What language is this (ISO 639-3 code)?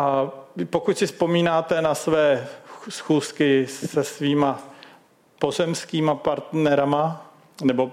ces